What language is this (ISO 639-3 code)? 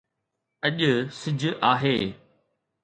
snd